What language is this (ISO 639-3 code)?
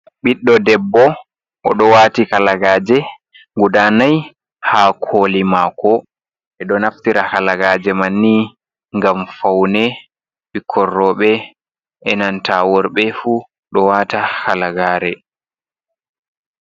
ful